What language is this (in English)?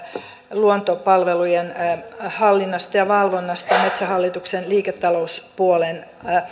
Finnish